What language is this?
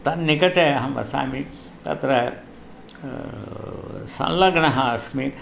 Sanskrit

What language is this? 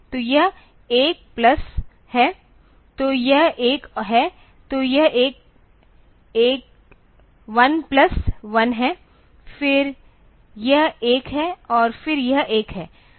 Hindi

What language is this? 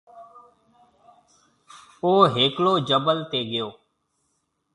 Marwari (Pakistan)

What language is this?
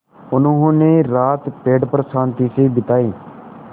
Hindi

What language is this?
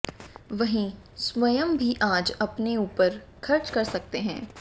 Hindi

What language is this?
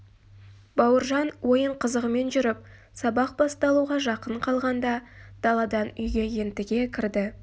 Kazakh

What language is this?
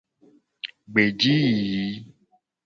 Gen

